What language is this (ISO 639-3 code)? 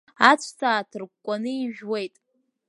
abk